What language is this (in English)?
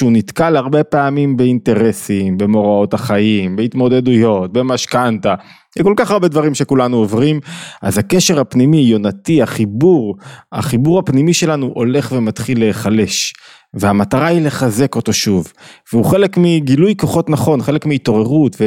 Hebrew